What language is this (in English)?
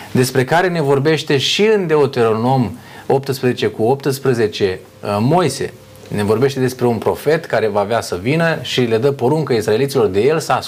Romanian